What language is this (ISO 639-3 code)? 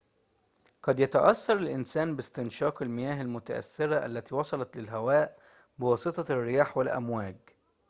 ara